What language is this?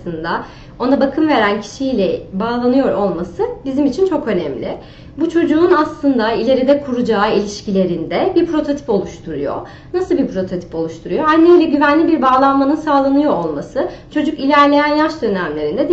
Turkish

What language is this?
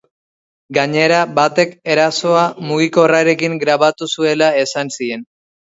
Basque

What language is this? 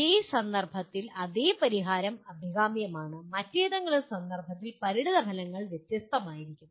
Malayalam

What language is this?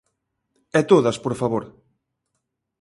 Galician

